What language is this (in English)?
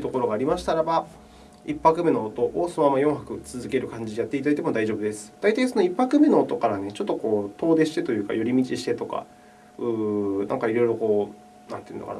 Japanese